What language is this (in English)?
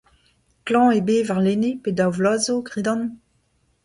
Breton